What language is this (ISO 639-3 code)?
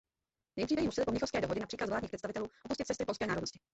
ces